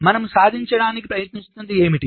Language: Telugu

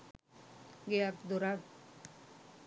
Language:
Sinhala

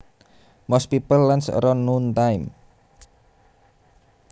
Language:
Javanese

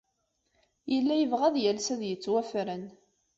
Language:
Kabyle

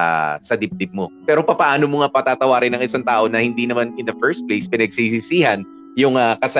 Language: Filipino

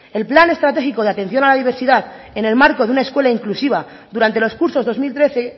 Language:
Spanish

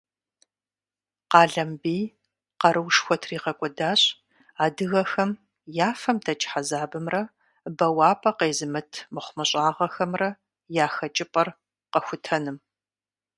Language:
Kabardian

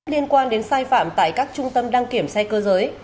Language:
Vietnamese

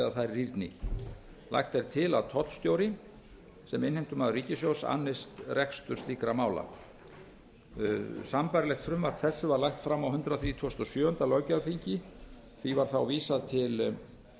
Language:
Icelandic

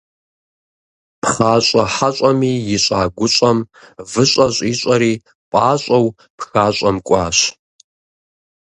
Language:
Kabardian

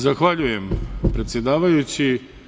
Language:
Serbian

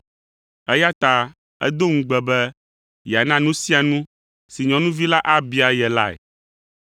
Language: Ewe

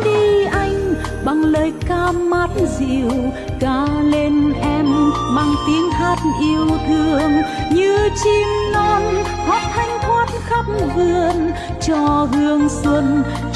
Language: Vietnamese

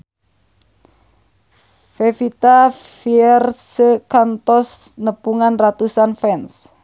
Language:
Sundanese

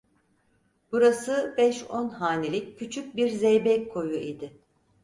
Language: Turkish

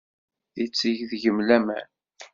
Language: Kabyle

